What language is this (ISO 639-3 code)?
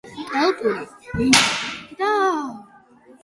kat